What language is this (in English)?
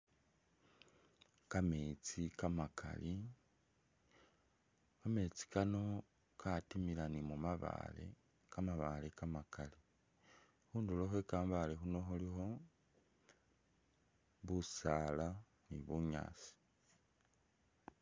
Masaaba